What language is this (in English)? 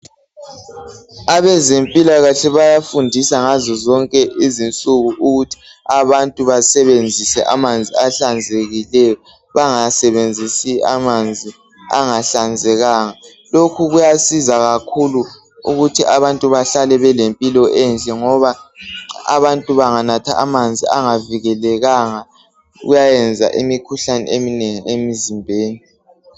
North Ndebele